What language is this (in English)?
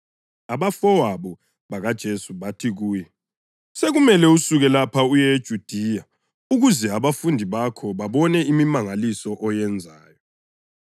North Ndebele